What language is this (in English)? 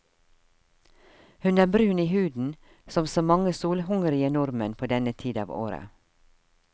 Norwegian